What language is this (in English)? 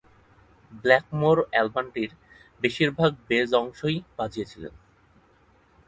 Bangla